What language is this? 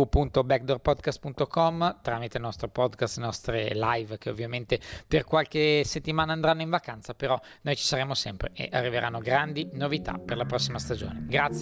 Italian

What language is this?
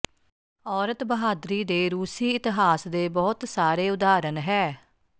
Punjabi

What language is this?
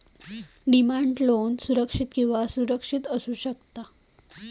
Marathi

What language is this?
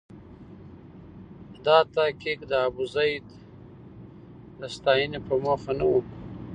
Pashto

